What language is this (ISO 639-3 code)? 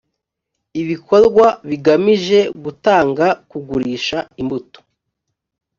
kin